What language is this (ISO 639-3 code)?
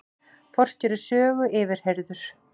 isl